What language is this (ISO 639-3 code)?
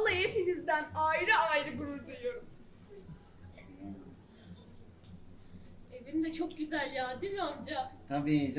tur